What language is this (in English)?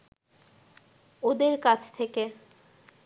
Bangla